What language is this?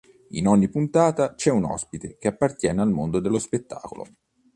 Italian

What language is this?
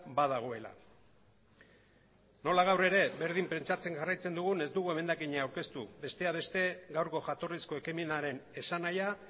Basque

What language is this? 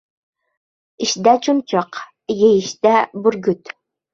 Uzbek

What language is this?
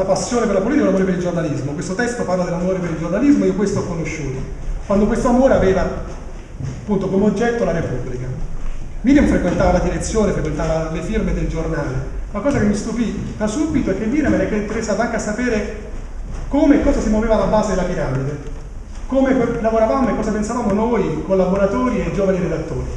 Italian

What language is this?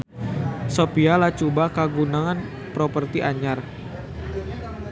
Sundanese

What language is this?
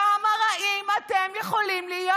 Hebrew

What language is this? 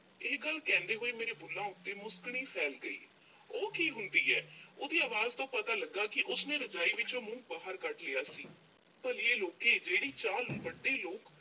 Punjabi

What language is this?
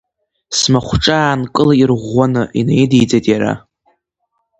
Abkhazian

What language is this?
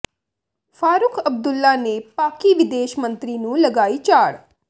Punjabi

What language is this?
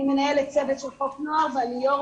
Hebrew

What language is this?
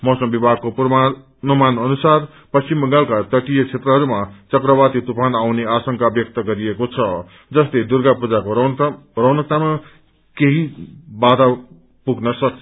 Nepali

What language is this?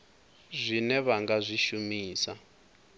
Venda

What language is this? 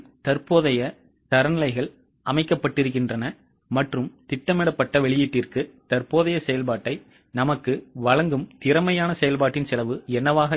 Tamil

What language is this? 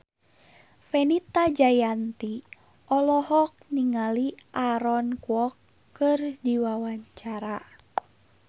Sundanese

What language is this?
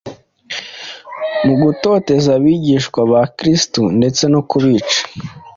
Kinyarwanda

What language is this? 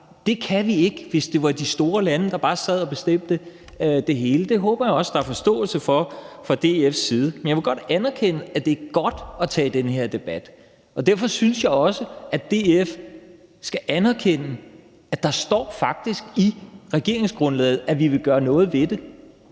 Danish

